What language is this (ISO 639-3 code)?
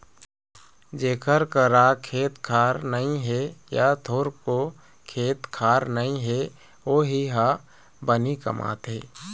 hne